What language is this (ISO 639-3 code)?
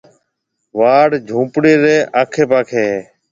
mve